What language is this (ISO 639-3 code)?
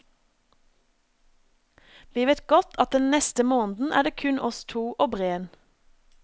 nor